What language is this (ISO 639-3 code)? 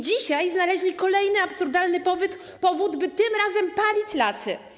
pol